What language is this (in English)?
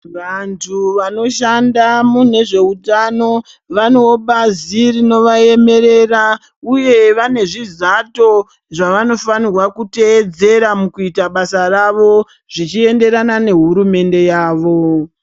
Ndau